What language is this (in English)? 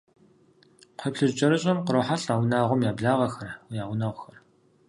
Kabardian